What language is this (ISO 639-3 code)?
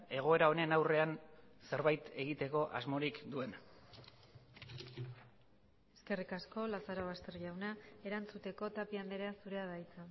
eus